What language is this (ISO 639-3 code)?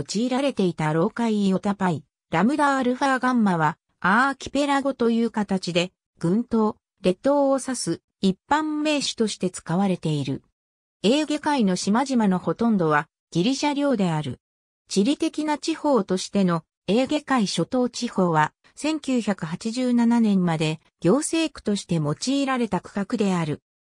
jpn